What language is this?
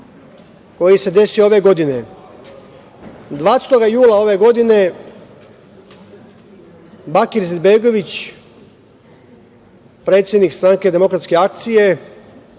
Serbian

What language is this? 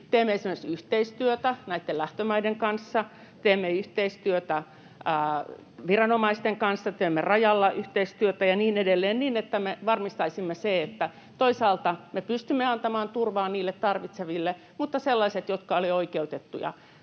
Finnish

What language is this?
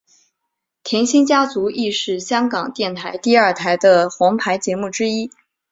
Chinese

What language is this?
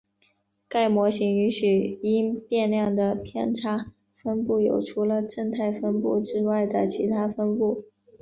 Chinese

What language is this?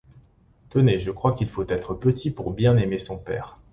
French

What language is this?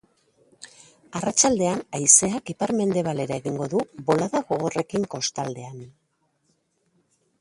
Basque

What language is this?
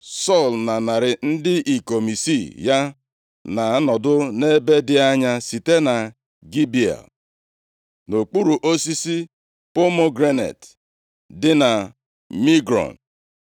Igbo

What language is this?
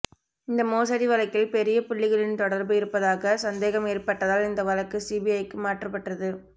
Tamil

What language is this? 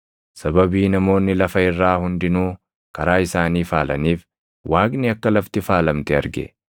Oromo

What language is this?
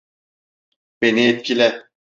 Turkish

